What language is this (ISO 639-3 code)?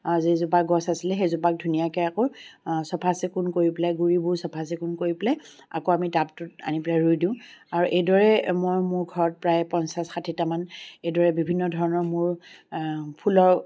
asm